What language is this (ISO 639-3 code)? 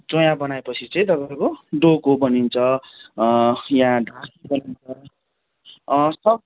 nep